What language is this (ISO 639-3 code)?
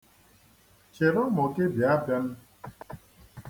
ibo